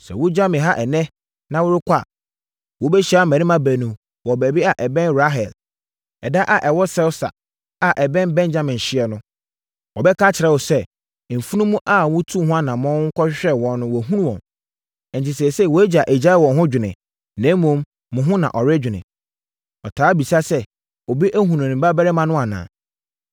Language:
Akan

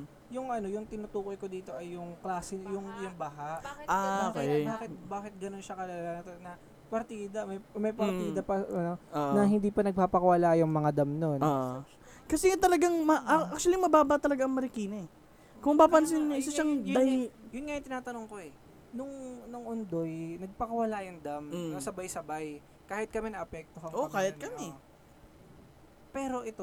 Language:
Filipino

